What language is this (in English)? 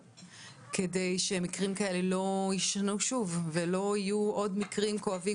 Hebrew